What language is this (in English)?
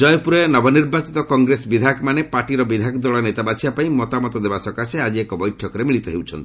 Odia